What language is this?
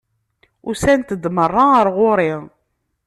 Kabyle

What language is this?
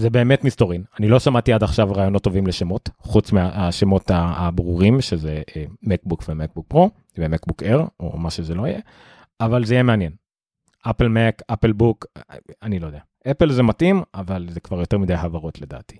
Hebrew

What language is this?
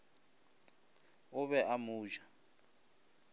Northern Sotho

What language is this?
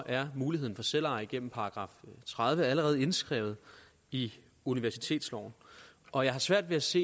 Danish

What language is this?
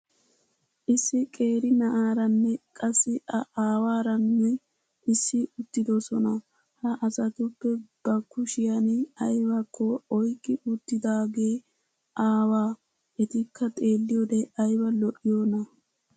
Wolaytta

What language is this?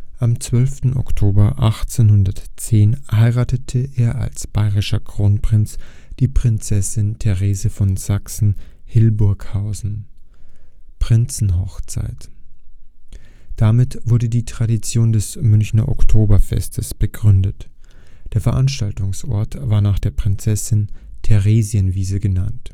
German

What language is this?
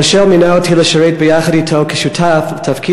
Hebrew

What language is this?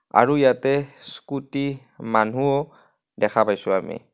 Assamese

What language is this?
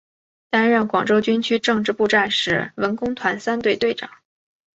Chinese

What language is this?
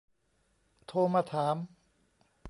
Thai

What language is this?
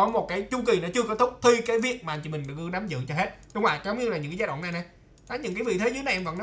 Vietnamese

